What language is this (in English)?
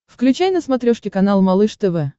Russian